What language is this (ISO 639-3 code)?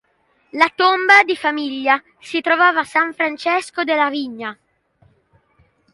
ita